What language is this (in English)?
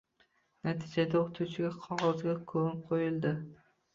Uzbek